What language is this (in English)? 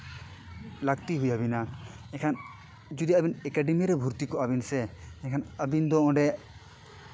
Santali